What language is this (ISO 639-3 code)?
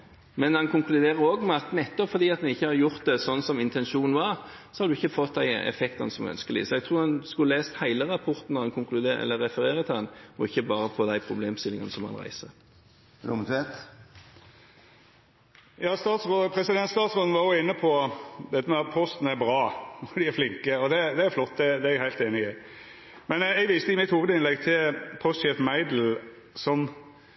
nor